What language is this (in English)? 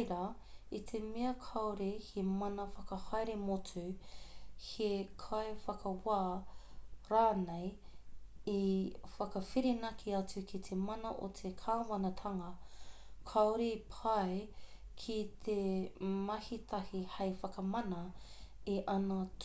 Māori